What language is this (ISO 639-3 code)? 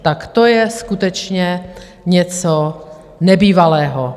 ces